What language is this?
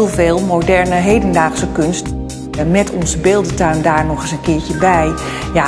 Dutch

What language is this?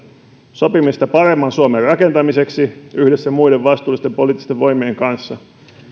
Finnish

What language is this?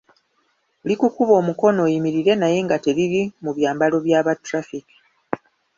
Ganda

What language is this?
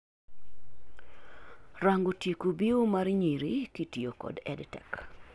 Luo (Kenya and Tanzania)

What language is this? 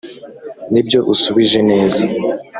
Kinyarwanda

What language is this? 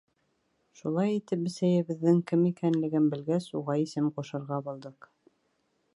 Bashkir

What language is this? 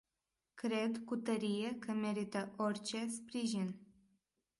Romanian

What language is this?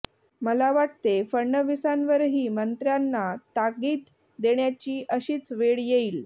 Marathi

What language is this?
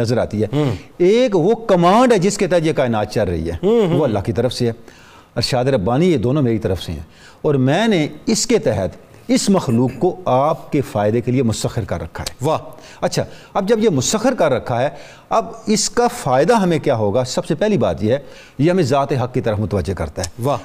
Urdu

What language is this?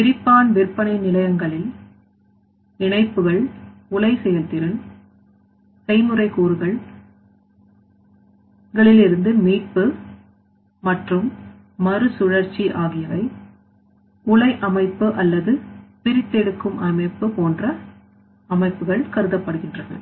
Tamil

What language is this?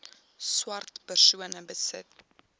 Afrikaans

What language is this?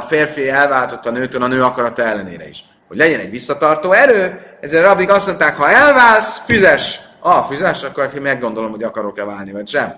Hungarian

